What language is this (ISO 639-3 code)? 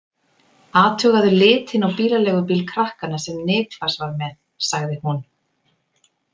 isl